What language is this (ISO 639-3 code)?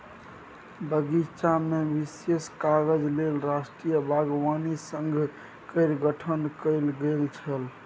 mai